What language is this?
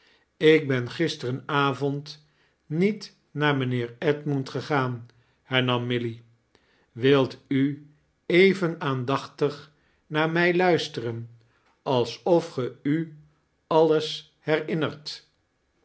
Dutch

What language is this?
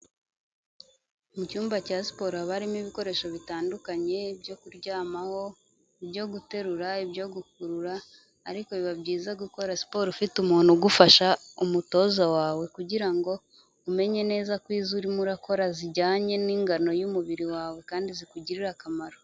Kinyarwanda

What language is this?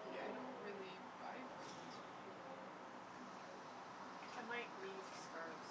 English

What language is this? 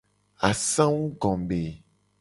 Gen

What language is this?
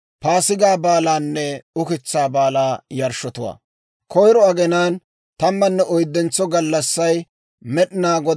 Dawro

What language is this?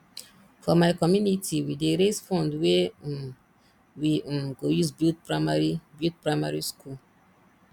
Nigerian Pidgin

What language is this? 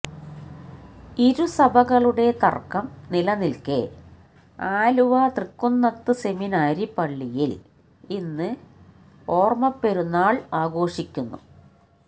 Malayalam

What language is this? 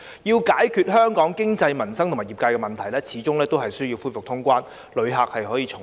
Cantonese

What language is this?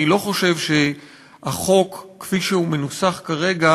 Hebrew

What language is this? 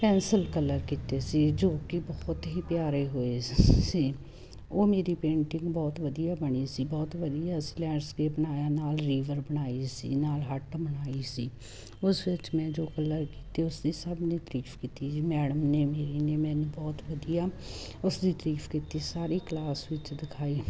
Punjabi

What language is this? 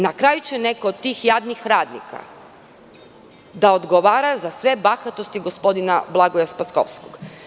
Serbian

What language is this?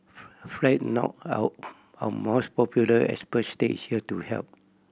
English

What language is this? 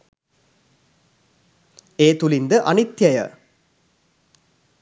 Sinhala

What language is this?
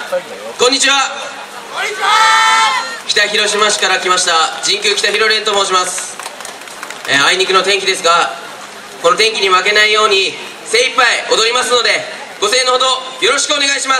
Japanese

